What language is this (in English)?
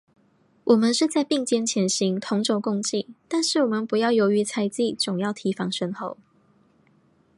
Chinese